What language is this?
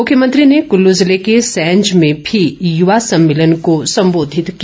Hindi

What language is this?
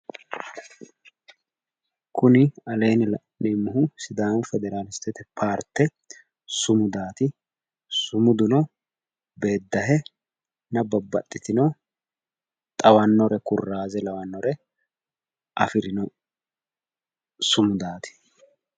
Sidamo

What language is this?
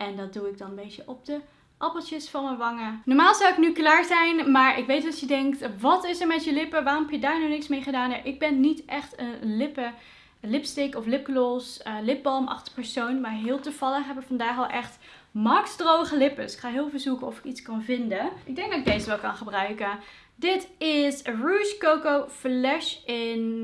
Dutch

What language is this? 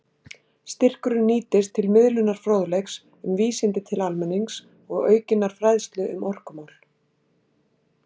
Icelandic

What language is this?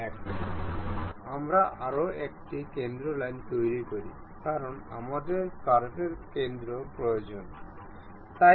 Bangla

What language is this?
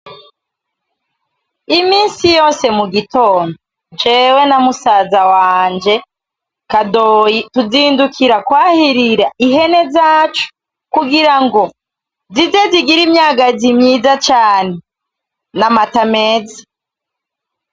Rundi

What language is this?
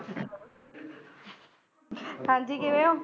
Punjabi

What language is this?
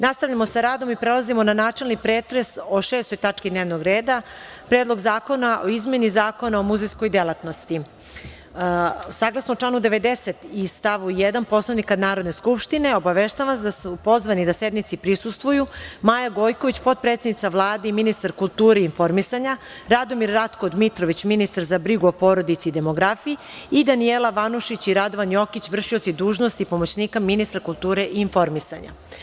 Serbian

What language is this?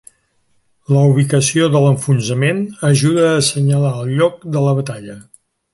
Catalan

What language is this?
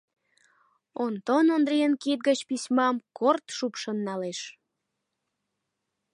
Mari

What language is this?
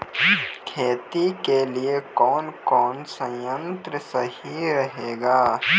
Maithili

